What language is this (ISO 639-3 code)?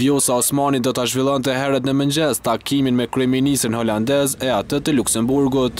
ron